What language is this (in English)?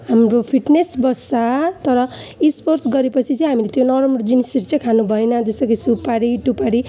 Nepali